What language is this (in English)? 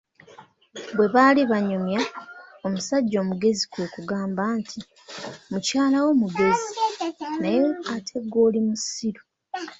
Ganda